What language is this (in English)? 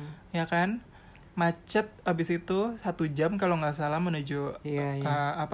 Indonesian